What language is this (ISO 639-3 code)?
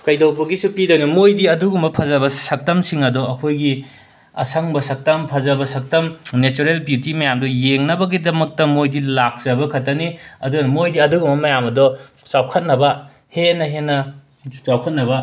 mni